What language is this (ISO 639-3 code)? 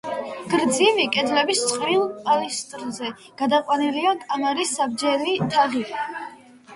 kat